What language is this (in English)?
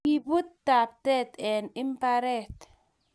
Kalenjin